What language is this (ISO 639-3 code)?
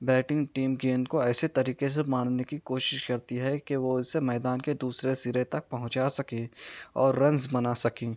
urd